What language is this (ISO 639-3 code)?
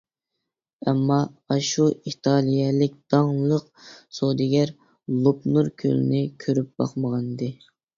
uig